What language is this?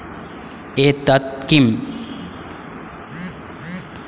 Sanskrit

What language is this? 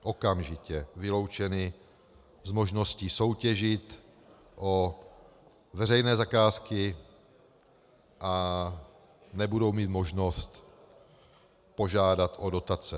Czech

